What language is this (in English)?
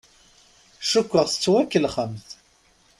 Kabyle